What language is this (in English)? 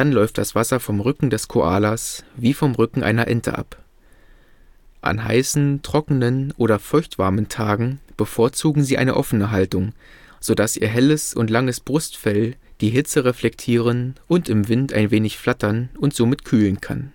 German